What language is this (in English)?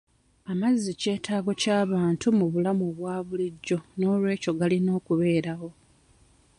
Ganda